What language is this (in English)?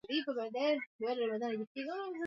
Swahili